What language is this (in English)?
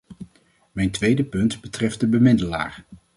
Dutch